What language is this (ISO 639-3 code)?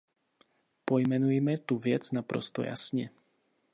ces